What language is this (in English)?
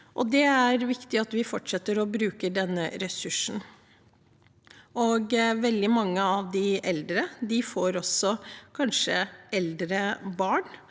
Norwegian